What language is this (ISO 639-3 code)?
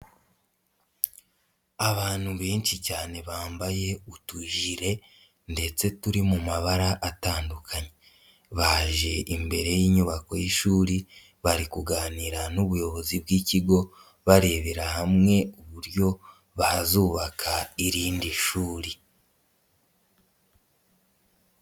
kin